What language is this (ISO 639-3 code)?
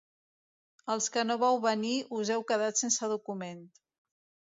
cat